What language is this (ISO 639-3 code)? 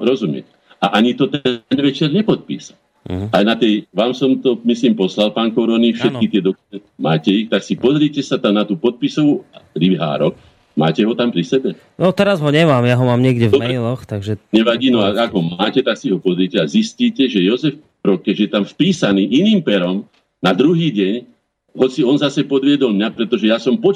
slk